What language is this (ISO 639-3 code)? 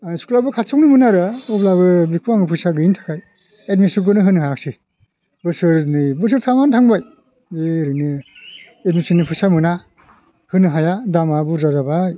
brx